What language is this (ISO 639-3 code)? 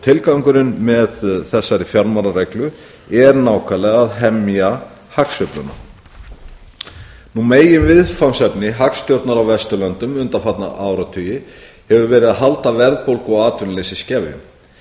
isl